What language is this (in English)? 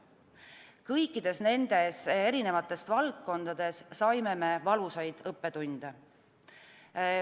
Estonian